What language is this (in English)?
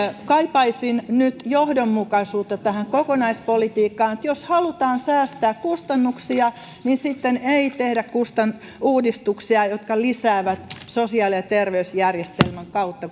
Finnish